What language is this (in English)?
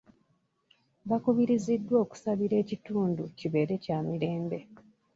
Ganda